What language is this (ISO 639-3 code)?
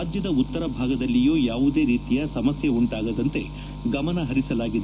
kan